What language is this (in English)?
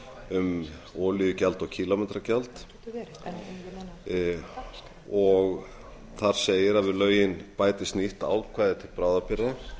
Icelandic